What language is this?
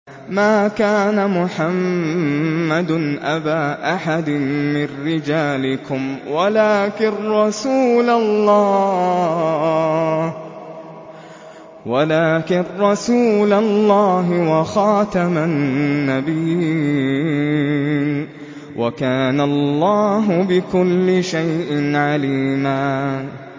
Arabic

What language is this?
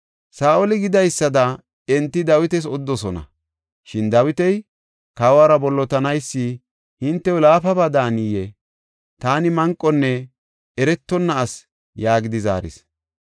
Gofa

